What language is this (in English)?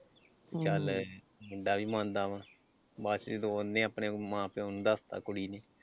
Punjabi